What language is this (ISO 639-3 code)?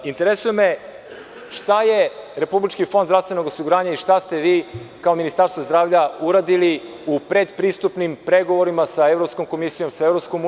srp